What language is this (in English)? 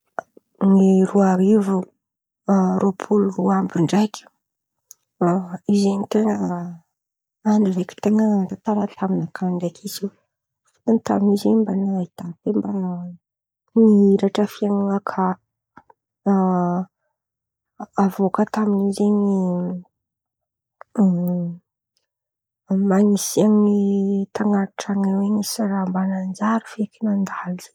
Antankarana Malagasy